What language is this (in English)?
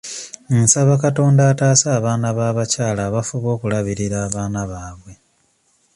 Ganda